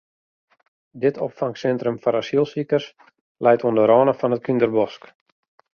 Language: Western Frisian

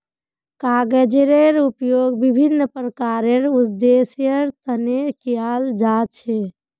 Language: Magahi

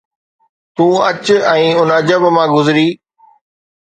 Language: Sindhi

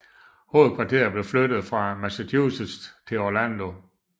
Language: Danish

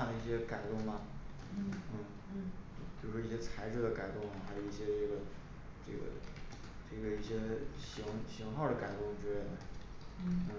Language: Chinese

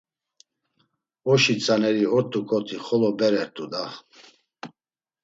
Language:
Laz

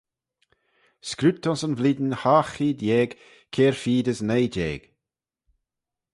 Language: Manx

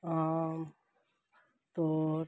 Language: Punjabi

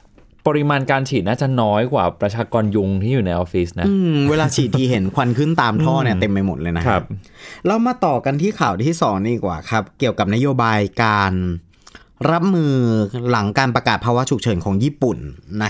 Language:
Thai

